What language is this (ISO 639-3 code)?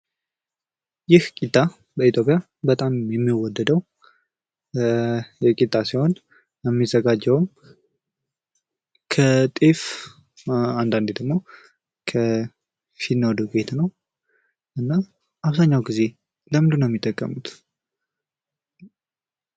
amh